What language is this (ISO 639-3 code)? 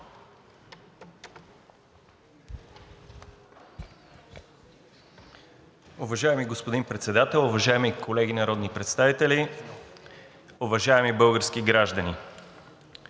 bul